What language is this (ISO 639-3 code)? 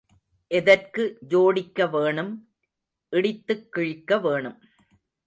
tam